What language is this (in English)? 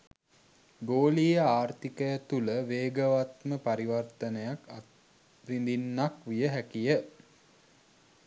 Sinhala